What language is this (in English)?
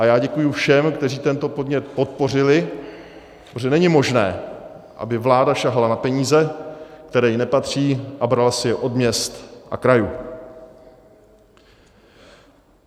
Czech